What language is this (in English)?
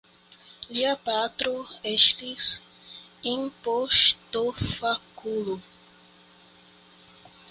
Esperanto